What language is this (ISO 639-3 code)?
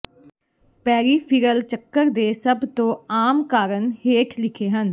pan